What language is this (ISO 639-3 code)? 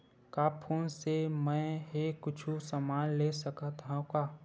hne